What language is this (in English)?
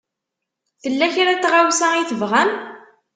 Kabyle